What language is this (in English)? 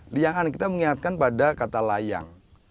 Indonesian